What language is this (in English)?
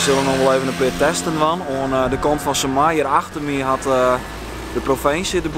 Dutch